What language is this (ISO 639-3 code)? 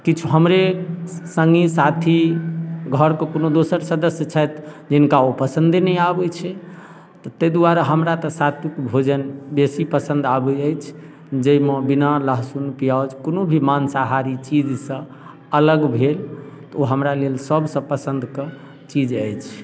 mai